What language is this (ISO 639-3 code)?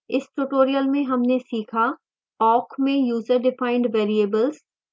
hin